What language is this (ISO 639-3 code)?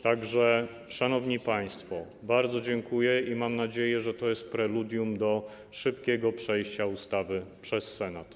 pol